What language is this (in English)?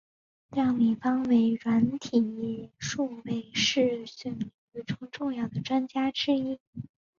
Chinese